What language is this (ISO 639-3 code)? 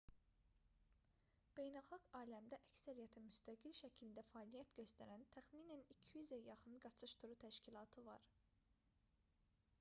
aze